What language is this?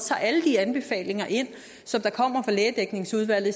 Danish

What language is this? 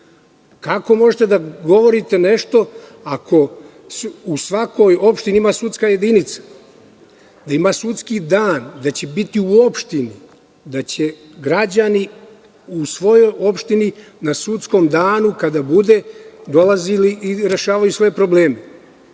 Serbian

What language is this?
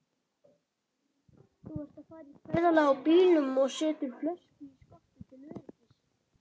Icelandic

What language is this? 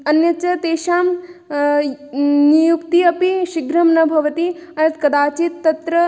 Sanskrit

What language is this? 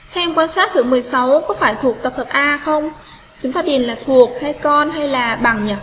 Vietnamese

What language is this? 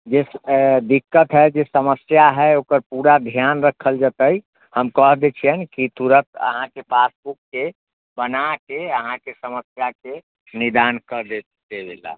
Maithili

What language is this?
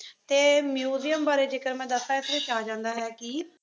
Punjabi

